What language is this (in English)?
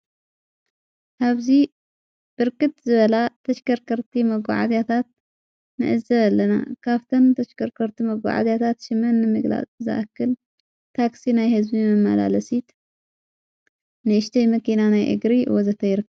Tigrinya